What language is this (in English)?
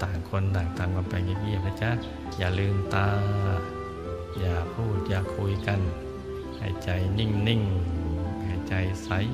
Thai